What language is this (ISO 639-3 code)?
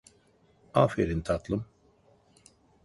tur